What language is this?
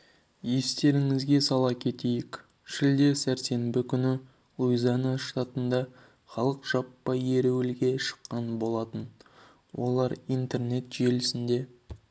Kazakh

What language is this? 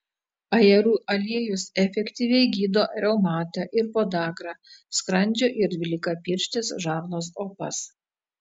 Lithuanian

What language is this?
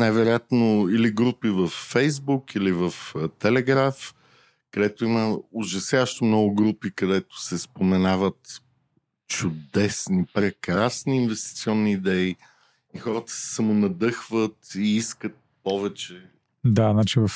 Bulgarian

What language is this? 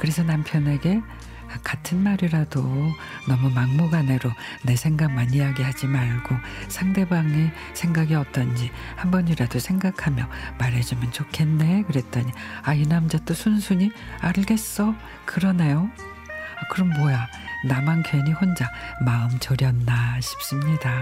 Korean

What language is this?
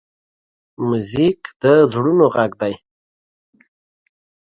Pashto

